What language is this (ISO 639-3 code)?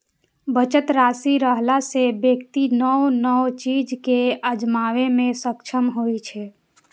mai